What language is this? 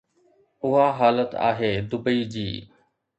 Sindhi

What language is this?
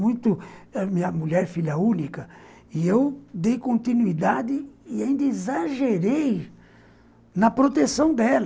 Portuguese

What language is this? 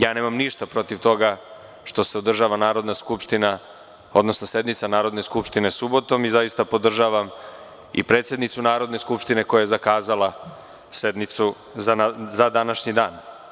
Serbian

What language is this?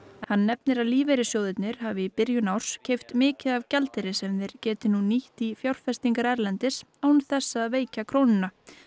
Icelandic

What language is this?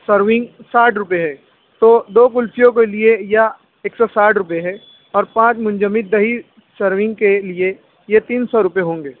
Urdu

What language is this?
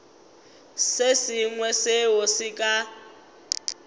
Northern Sotho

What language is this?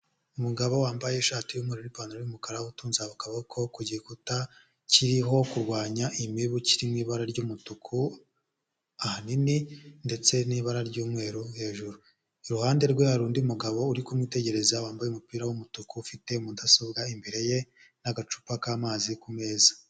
Kinyarwanda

